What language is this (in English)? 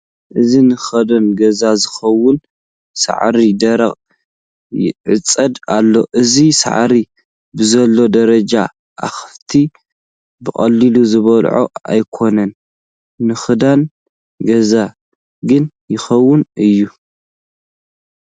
Tigrinya